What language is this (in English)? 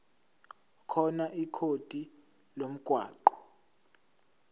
Zulu